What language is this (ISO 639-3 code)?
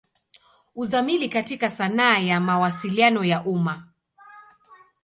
swa